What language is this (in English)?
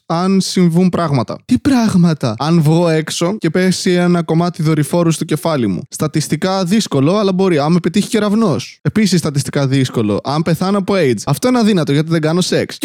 Greek